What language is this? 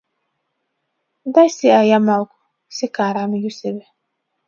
Macedonian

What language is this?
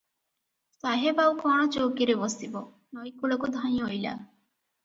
Odia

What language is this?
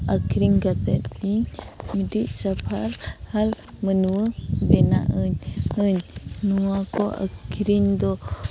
Santali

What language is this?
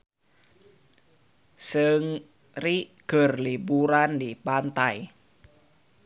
Sundanese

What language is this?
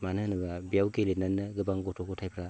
Bodo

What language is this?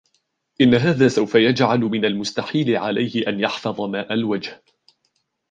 Arabic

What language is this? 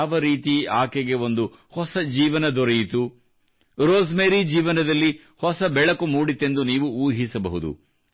Kannada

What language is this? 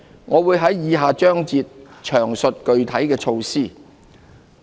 Cantonese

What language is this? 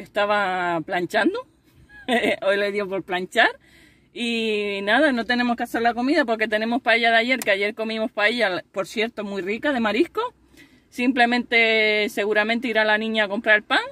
Spanish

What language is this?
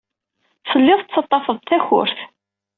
Kabyle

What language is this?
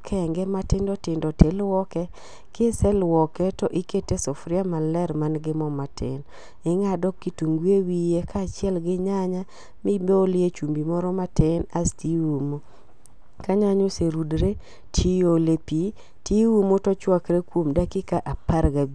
Luo (Kenya and Tanzania)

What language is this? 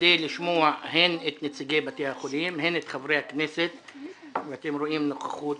Hebrew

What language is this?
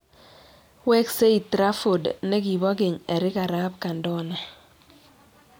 Kalenjin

